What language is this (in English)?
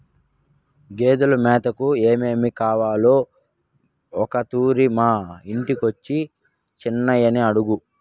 Telugu